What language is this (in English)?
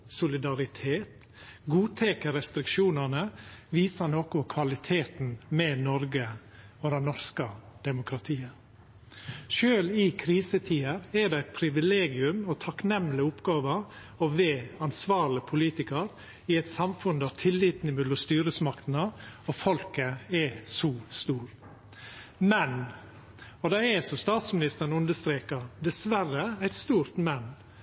Norwegian Nynorsk